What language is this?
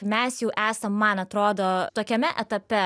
Lithuanian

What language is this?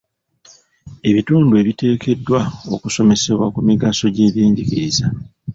Ganda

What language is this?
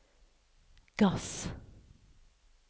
Norwegian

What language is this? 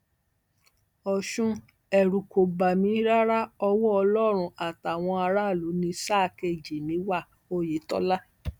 Yoruba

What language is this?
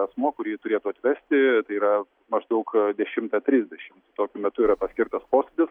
Lithuanian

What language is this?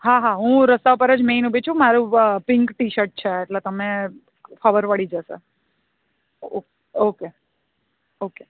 Gujarati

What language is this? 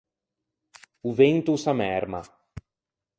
Ligurian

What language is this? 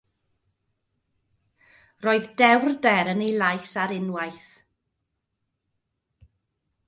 Welsh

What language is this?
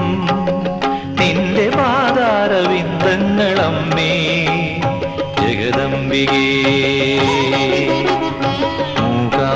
Kannada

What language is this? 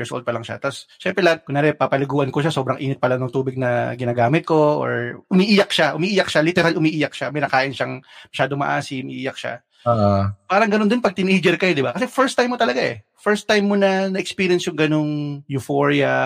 Filipino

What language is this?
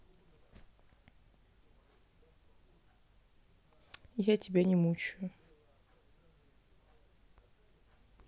Russian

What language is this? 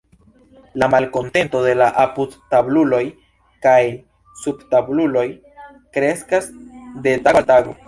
Esperanto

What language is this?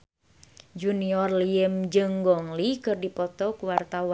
Sundanese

